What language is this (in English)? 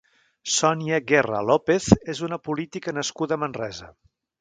Catalan